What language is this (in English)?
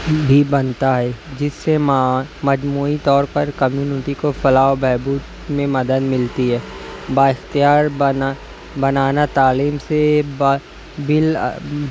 Urdu